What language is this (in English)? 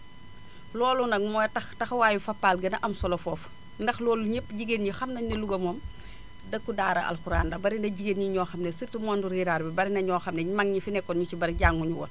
Wolof